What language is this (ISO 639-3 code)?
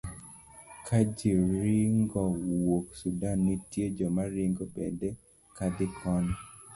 luo